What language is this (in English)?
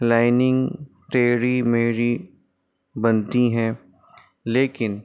Urdu